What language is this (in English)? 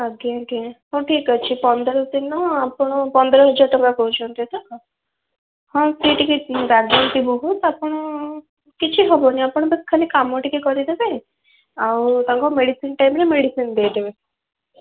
Odia